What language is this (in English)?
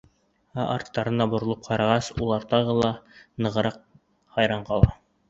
Bashkir